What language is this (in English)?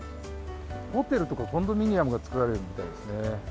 Japanese